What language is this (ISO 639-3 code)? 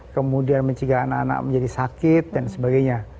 ind